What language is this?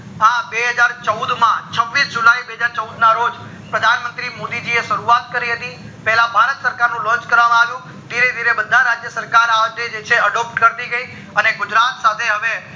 Gujarati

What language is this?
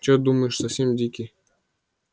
Russian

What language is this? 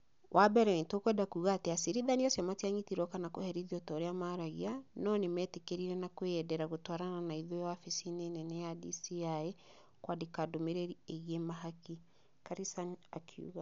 Kikuyu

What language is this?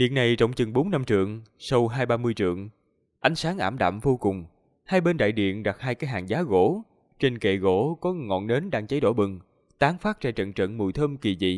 Vietnamese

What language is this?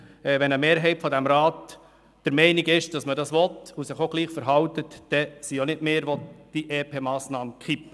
Swiss German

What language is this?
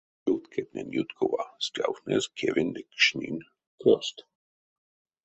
Erzya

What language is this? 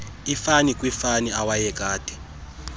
Xhosa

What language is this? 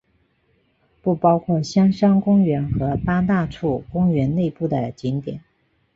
Chinese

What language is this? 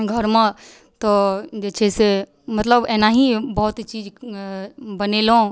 Maithili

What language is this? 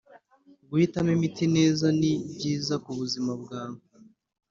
Kinyarwanda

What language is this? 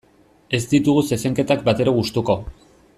Basque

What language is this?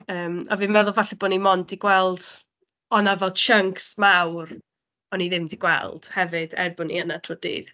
Welsh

